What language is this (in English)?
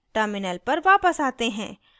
Hindi